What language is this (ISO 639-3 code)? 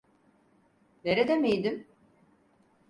tur